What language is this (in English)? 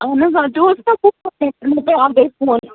Kashmiri